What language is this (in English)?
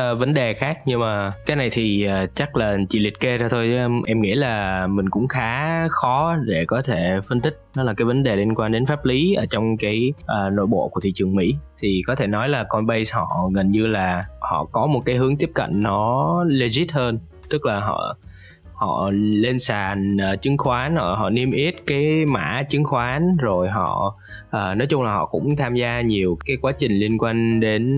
Vietnamese